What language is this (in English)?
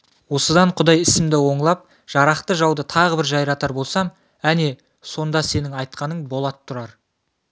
Kazakh